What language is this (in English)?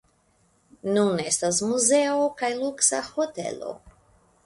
Esperanto